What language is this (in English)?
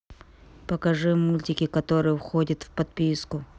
Russian